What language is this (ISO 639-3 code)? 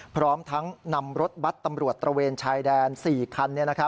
tha